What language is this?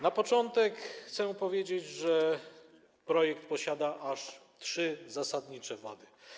Polish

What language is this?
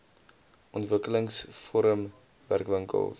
Afrikaans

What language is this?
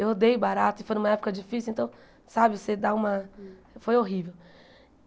Portuguese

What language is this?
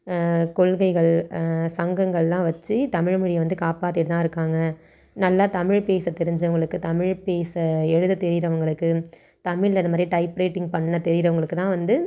Tamil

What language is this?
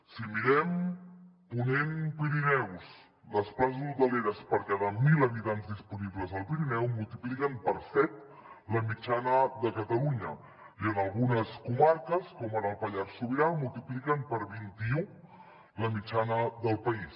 Catalan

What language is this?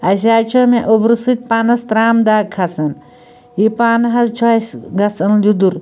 Kashmiri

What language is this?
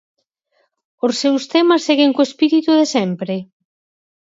Galician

